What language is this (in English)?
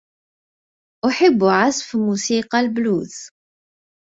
Arabic